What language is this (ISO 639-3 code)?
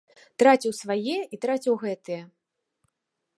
bel